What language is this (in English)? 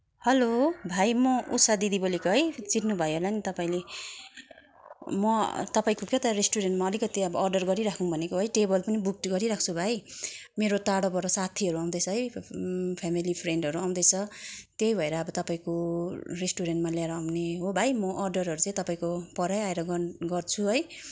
Nepali